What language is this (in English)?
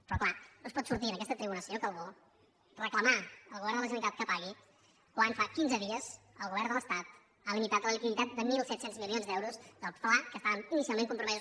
Catalan